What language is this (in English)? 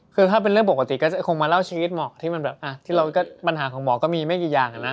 Thai